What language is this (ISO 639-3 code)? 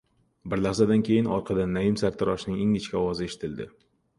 uzb